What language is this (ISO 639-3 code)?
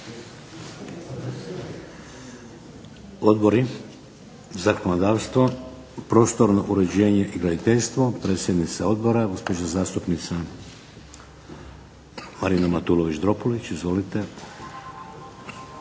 hrv